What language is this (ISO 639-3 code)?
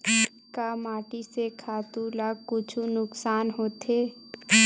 hne